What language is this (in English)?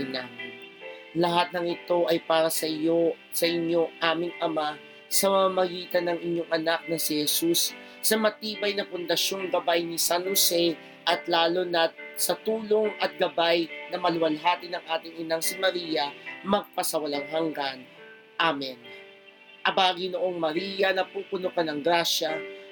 Filipino